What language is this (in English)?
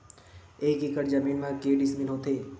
Chhattisgarhi